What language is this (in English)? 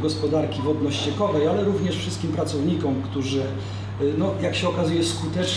Polish